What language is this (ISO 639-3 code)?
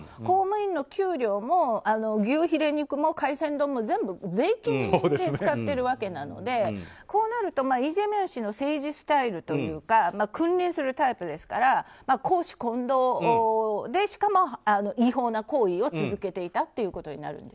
jpn